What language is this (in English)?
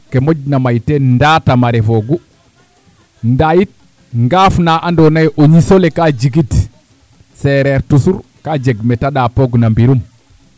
Serer